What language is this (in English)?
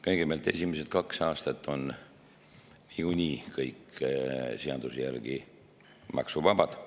Estonian